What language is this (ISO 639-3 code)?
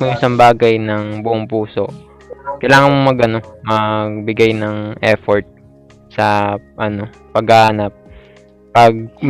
fil